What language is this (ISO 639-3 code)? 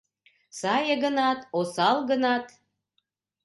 chm